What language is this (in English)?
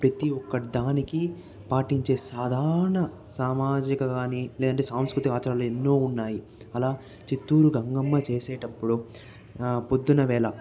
Telugu